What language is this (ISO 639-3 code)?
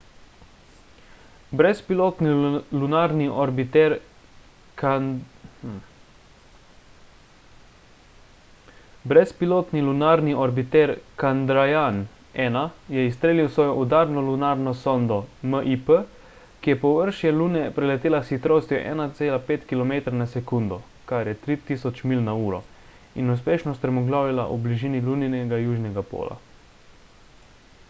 slv